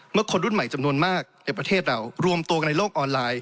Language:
Thai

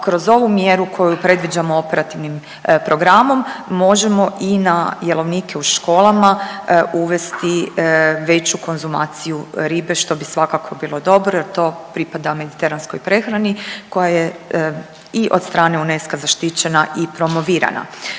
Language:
Croatian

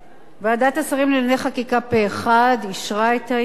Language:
Hebrew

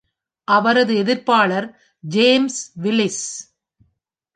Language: Tamil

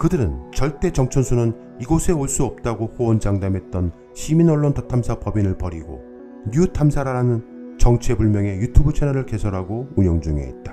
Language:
Korean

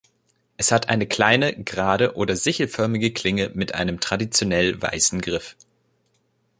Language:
German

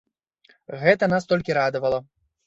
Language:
Belarusian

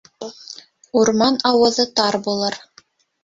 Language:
Bashkir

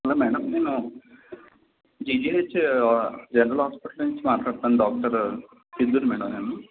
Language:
Telugu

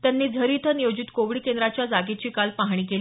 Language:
Marathi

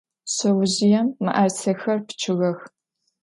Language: Adyghe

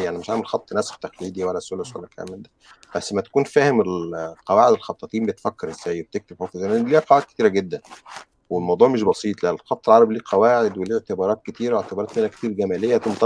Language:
Arabic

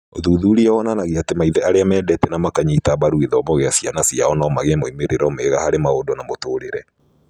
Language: Kikuyu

